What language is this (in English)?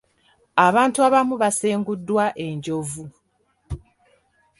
Ganda